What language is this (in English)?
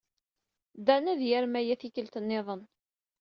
Kabyle